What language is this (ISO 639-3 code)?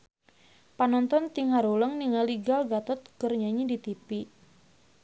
sun